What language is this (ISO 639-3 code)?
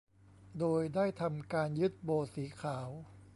tha